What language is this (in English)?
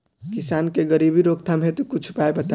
Bhojpuri